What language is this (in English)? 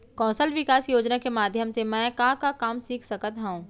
Chhattisgarhi